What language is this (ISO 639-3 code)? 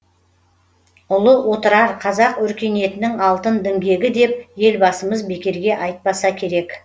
kaz